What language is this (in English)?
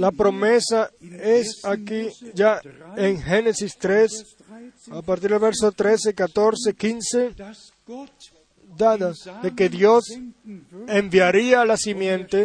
Spanish